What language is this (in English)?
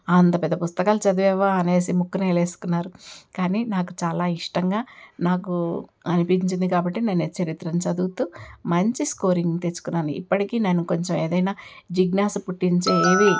Telugu